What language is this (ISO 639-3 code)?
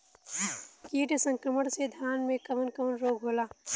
bho